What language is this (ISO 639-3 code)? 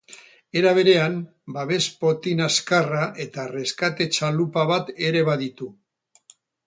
eus